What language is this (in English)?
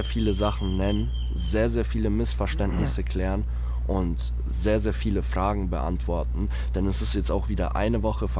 German